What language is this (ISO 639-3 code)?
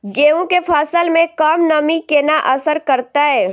mai